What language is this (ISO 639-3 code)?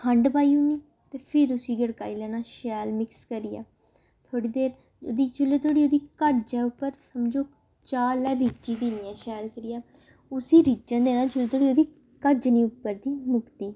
doi